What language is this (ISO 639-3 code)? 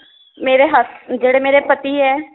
pan